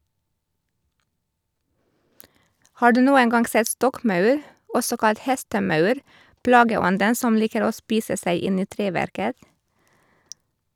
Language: Norwegian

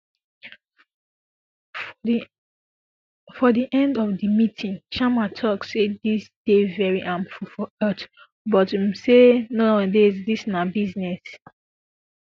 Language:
Nigerian Pidgin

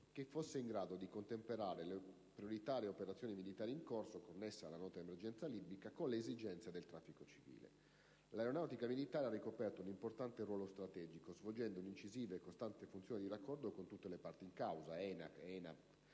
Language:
Italian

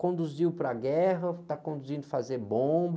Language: Portuguese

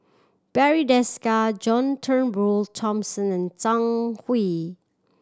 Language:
English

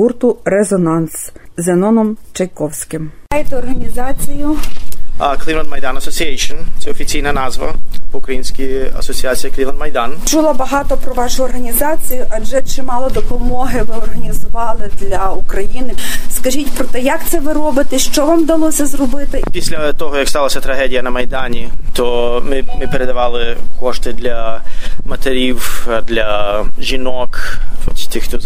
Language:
Ukrainian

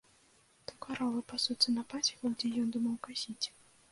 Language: Belarusian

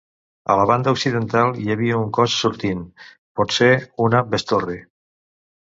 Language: Catalan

